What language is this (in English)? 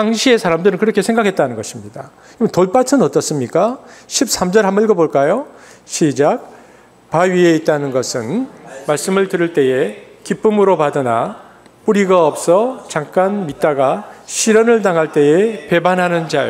Korean